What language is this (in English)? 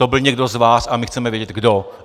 Czech